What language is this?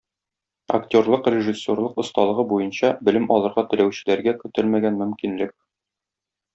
Tatar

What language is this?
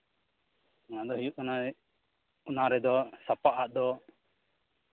Santali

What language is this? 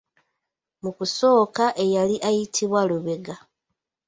Ganda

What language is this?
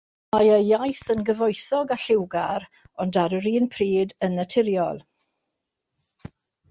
Welsh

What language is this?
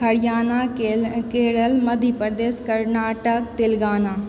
Maithili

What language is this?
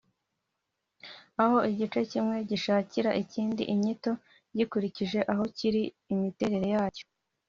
Kinyarwanda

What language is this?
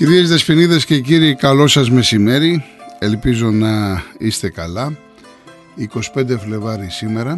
Greek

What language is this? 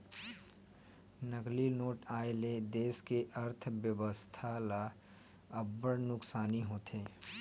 Chhattisgarhi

